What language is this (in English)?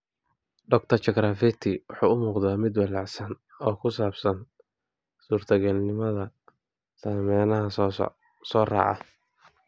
Somali